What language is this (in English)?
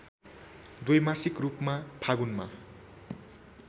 Nepali